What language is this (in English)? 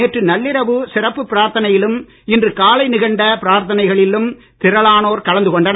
Tamil